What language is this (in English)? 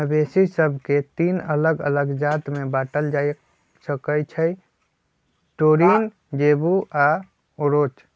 Magahi